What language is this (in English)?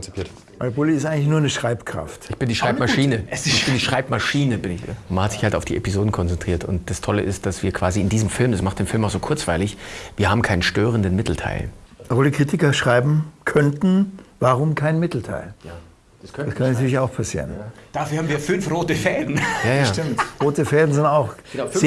German